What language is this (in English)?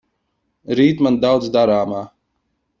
Latvian